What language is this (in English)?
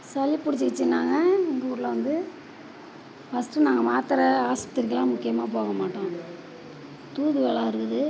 Tamil